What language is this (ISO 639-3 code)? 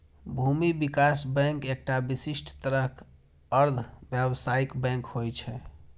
mai